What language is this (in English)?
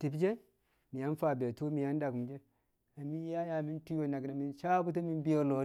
Kamo